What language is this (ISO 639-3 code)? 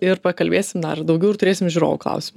lit